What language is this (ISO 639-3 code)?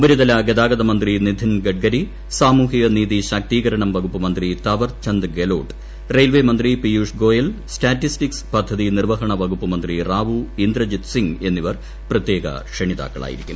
mal